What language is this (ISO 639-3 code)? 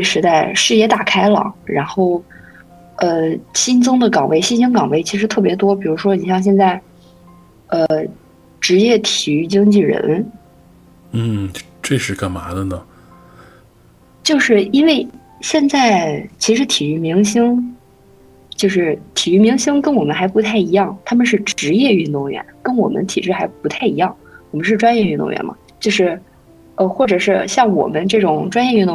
zho